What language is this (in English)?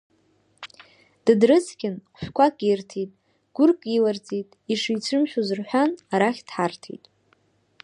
Abkhazian